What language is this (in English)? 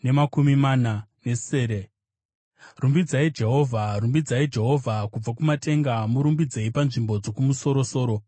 Shona